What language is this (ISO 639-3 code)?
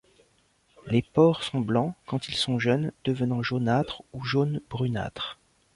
fra